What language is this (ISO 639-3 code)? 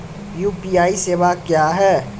mai